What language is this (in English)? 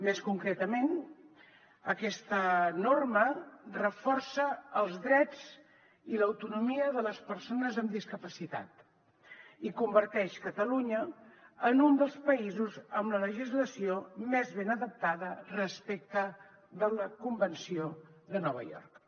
Catalan